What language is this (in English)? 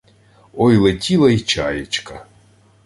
Ukrainian